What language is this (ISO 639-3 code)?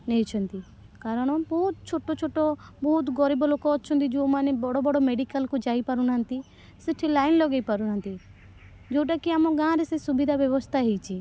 ori